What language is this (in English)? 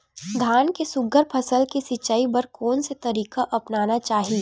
Chhattisgarhi